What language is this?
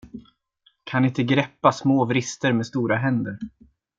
Swedish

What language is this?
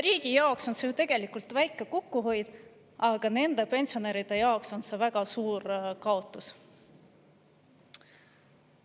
Estonian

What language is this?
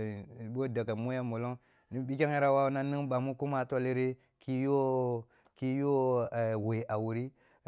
Kulung (Nigeria)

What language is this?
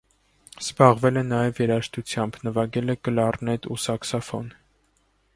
Armenian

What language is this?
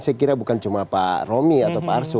Indonesian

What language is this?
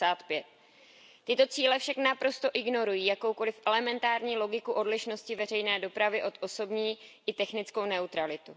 Czech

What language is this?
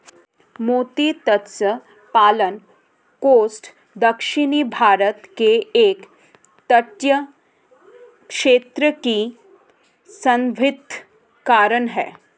Hindi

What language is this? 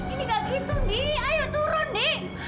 Indonesian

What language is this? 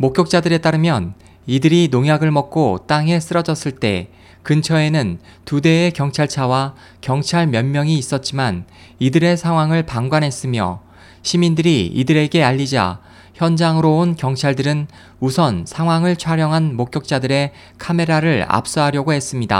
Korean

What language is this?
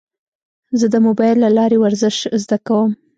Pashto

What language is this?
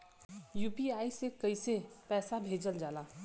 Bhojpuri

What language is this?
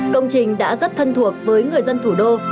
Vietnamese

